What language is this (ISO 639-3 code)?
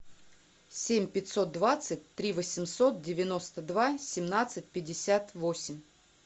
rus